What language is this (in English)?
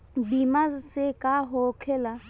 Bhojpuri